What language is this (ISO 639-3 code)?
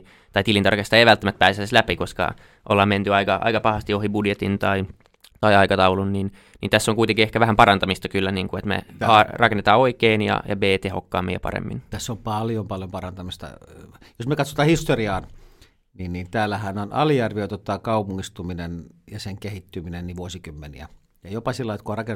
fin